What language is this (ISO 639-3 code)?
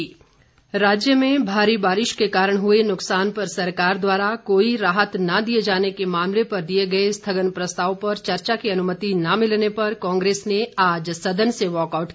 hin